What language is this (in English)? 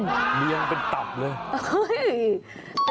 Thai